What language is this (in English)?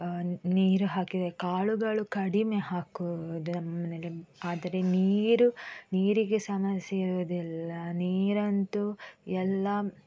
Kannada